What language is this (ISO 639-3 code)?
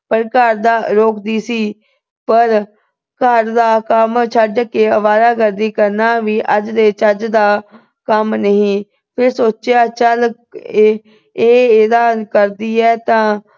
pan